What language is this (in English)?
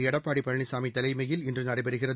Tamil